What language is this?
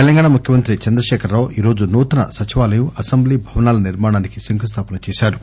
Telugu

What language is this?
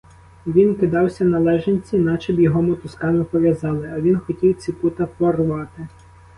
Ukrainian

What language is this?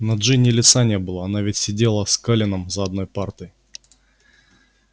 Russian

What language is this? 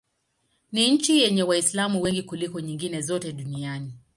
Swahili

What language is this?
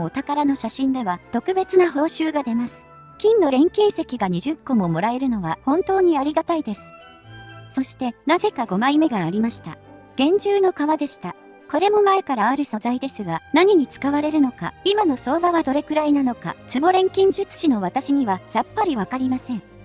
Japanese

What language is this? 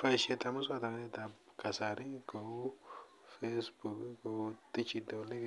Kalenjin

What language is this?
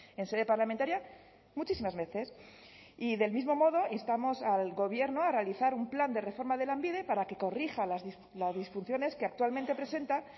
Spanish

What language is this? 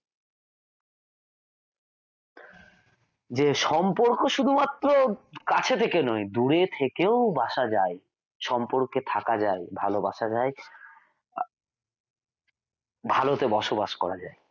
Bangla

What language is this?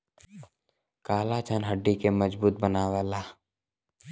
Bhojpuri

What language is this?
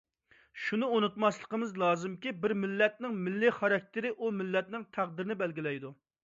Uyghur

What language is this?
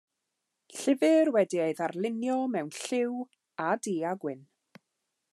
Welsh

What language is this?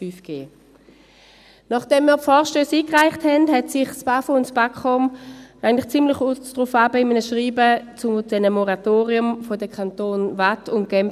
Swiss German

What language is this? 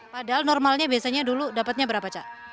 Indonesian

